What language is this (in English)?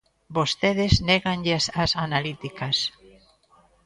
Galician